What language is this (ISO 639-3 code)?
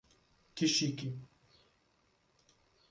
por